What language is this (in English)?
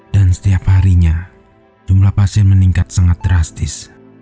Indonesian